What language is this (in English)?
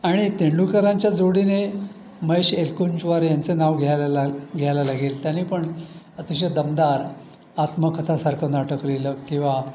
Marathi